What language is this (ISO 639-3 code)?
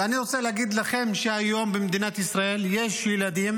heb